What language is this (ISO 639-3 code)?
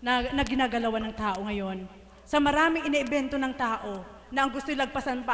fil